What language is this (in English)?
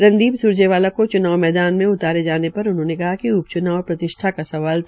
Hindi